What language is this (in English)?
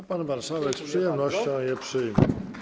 Polish